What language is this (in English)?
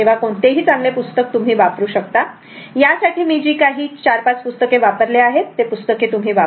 Marathi